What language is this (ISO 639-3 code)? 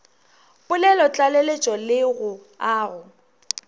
nso